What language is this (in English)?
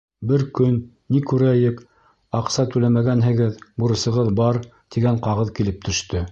Bashkir